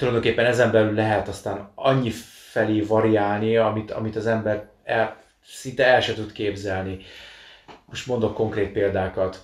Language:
Hungarian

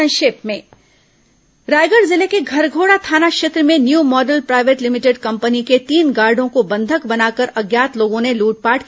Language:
Hindi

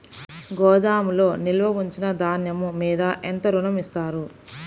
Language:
Telugu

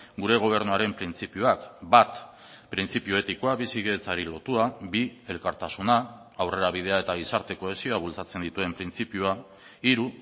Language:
Basque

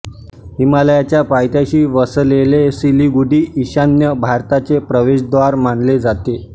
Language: Marathi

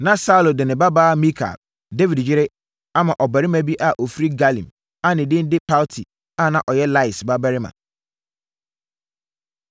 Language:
Akan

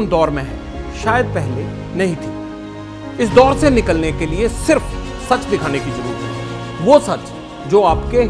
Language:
Hindi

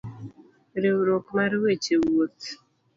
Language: Luo (Kenya and Tanzania)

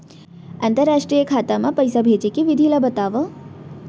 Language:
Chhattisgarhi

